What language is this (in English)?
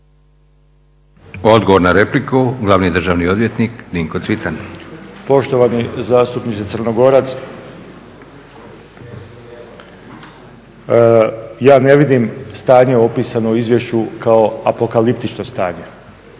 Croatian